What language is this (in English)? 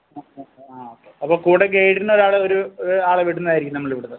Malayalam